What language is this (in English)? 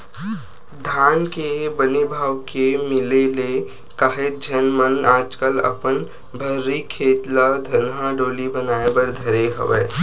Chhattisgarhi